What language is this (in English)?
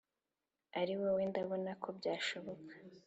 Kinyarwanda